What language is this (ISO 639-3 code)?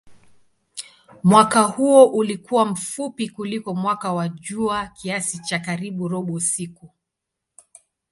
swa